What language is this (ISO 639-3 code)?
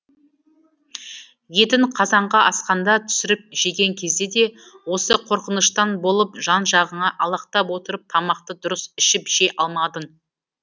kaz